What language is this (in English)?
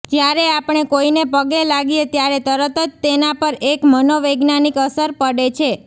Gujarati